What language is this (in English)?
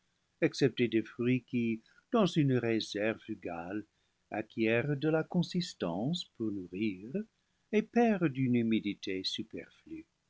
French